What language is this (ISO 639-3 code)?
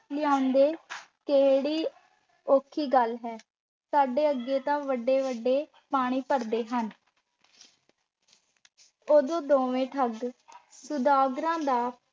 pan